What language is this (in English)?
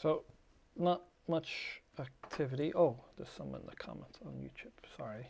English